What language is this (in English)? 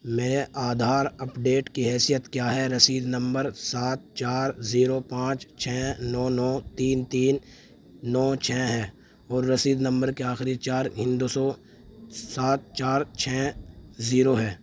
Urdu